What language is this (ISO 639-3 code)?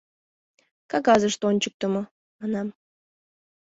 chm